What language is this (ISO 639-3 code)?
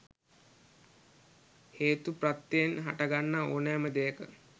sin